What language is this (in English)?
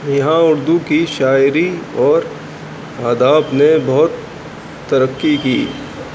Urdu